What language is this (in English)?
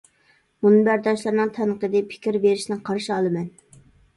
Uyghur